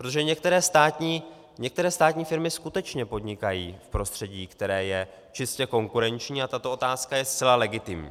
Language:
Czech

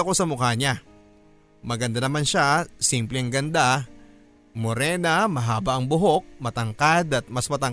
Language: Filipino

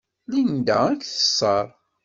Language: Kabyle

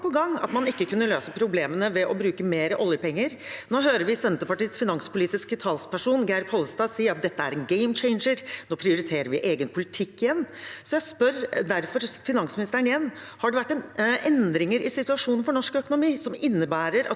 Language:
Norwegian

